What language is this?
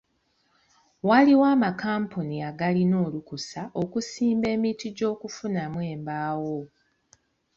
Ganda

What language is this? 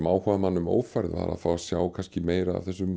Icelandic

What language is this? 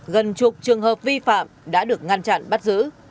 Vietnamese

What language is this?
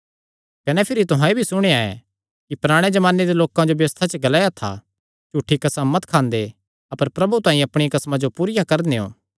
Kangri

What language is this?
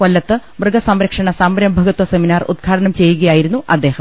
Malayalam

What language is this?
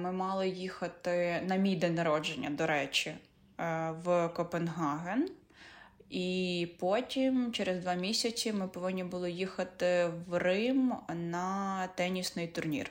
Ukrainian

